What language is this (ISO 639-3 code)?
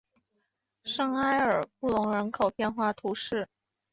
zho